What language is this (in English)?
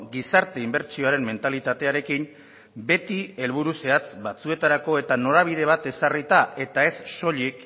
Basque